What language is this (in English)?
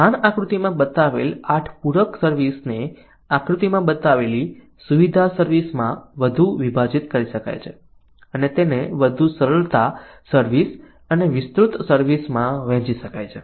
Gujarati